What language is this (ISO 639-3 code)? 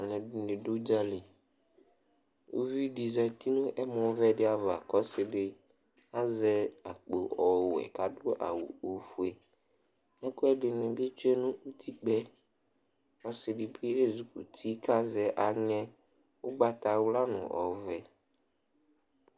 kpo